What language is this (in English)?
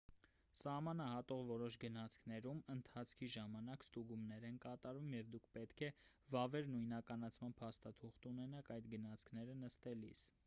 Armenian